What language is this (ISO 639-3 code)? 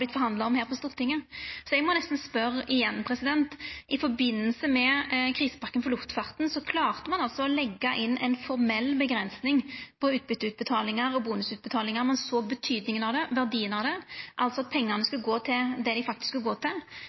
nno